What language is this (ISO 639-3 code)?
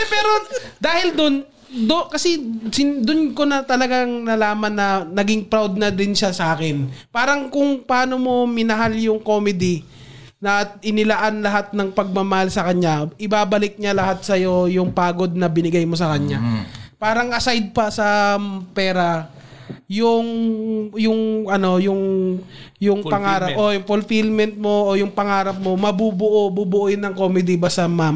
fil